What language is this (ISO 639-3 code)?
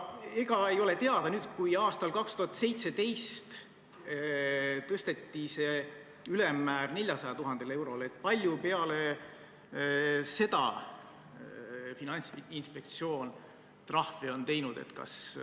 est